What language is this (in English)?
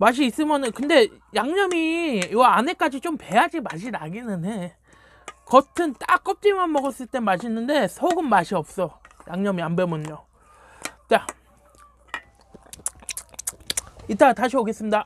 Korean